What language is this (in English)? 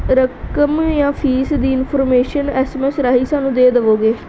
Punjabi